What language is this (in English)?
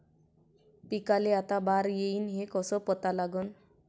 Marathi